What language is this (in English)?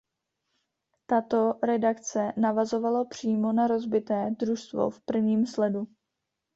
Czech